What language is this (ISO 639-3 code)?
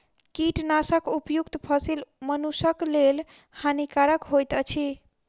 mai